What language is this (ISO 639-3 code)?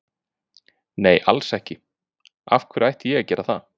isl